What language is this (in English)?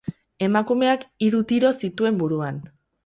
Basque